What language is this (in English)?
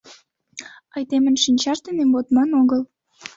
Mari